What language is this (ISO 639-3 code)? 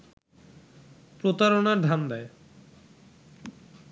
ben